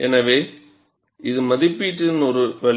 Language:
Tamil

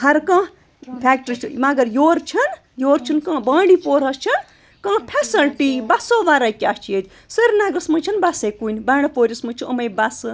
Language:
Kashmiri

